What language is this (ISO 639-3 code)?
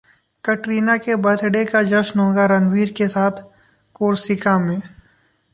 hin